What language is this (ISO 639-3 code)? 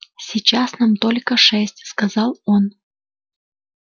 rus